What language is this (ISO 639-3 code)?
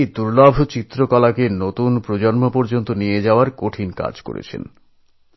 ben